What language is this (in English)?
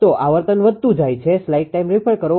Gujarati